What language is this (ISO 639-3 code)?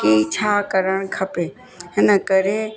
snd